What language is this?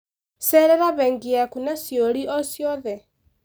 Kikuyu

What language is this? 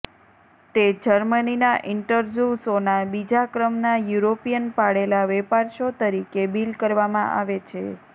Gujarati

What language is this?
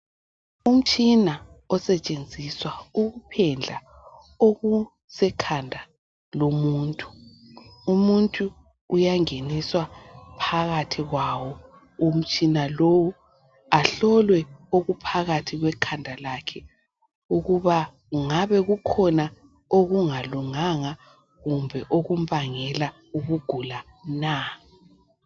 North Ndebele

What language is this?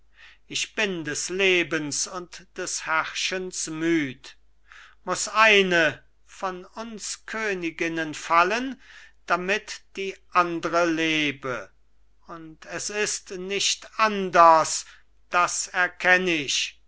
German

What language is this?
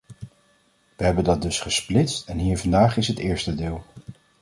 Dutch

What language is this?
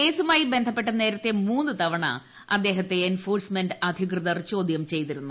Malayalam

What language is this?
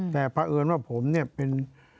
Thai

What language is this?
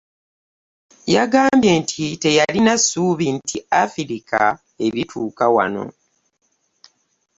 Ganda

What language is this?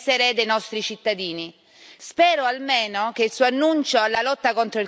Italian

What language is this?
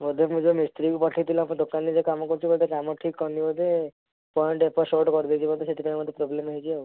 Odia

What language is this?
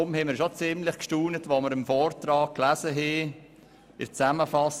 Swiss German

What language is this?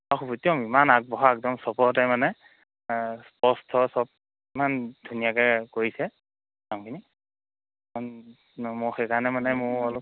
Assamese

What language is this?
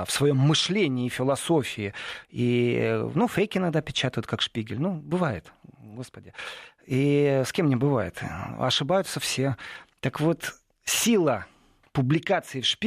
Russian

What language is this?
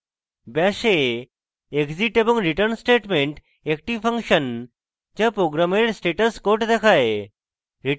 Bangla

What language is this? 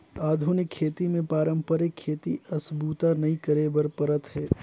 Chhattisgarhi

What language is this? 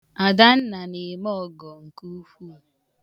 Igbo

